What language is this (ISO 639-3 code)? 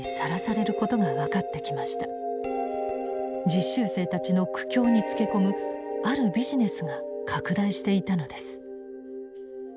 jpn